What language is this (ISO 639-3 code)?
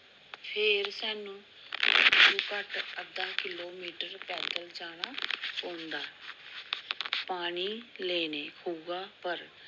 doi